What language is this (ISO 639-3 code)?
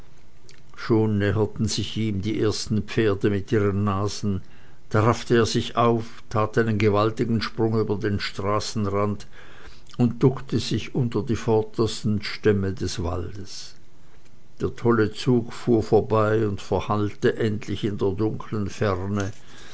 deu